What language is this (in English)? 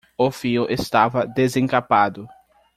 Portuguese